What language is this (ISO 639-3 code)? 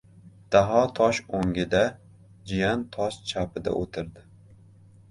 uzb